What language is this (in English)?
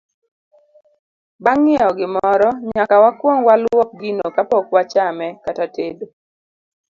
Luo (Kenya and Tanzania)